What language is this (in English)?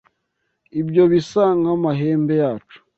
Kinyarwanda